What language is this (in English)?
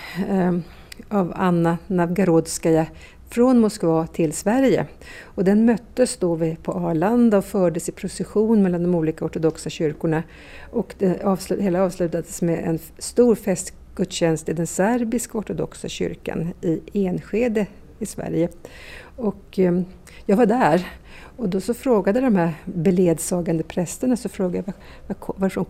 Swedish